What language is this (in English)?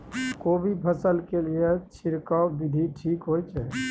Maithili